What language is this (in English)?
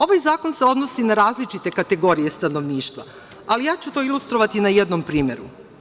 Serbian